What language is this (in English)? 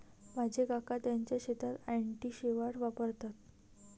Marathi